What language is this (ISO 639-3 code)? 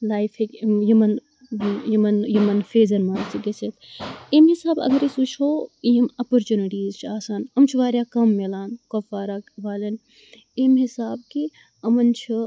kas